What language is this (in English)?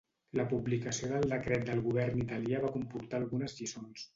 Catalan